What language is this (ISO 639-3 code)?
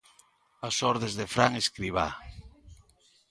glg